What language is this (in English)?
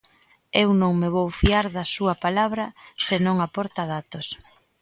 Galician